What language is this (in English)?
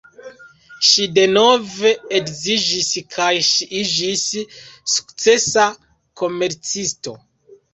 Esperanto